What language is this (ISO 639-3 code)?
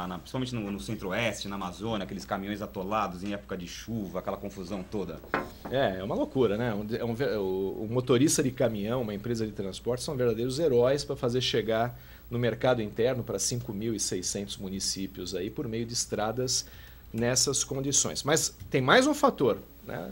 por